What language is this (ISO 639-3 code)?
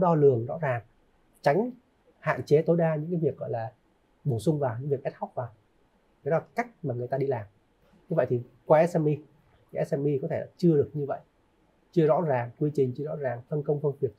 vie